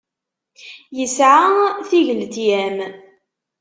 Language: Kabyle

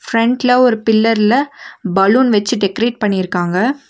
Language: Tamil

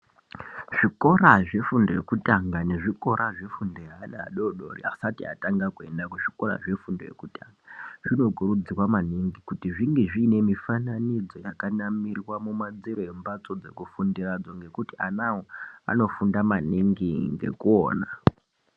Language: Ndau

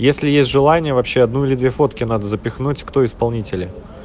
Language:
Russian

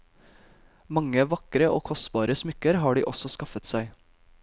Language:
Norwegian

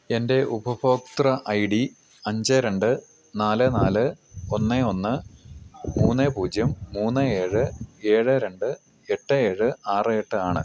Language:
Malayalam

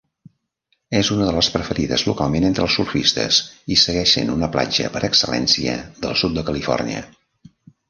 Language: Catalan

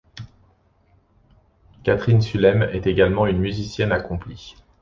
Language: French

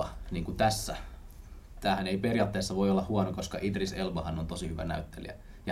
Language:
Finnish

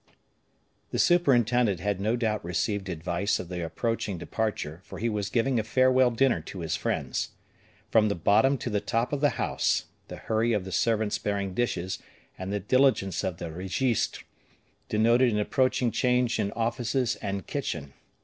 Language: English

